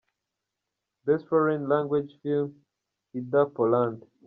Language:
Kinyarwanda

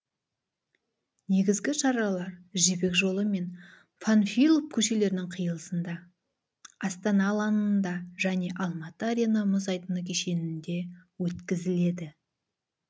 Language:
Kazakh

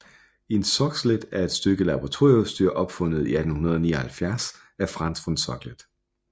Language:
Danish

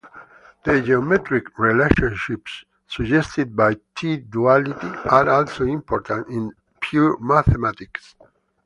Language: English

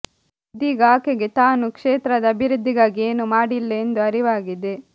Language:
Kannada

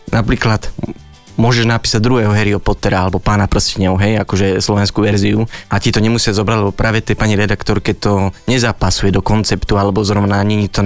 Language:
Slovak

